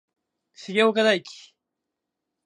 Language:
Japanese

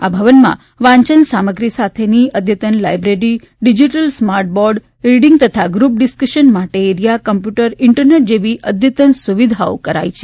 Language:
Gujarati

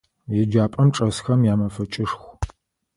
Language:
Adyghe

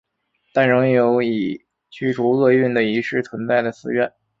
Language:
Chinese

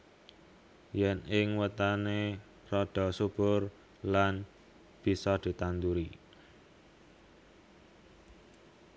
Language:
Javanese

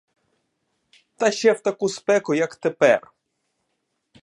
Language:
Ukrainian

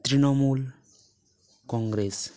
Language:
Santali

